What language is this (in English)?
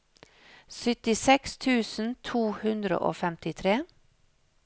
Norwegian